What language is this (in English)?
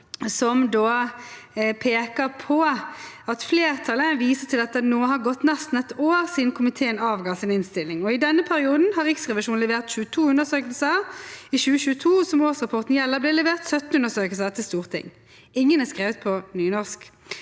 Norwegian